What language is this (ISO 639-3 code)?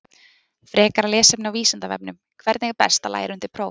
isl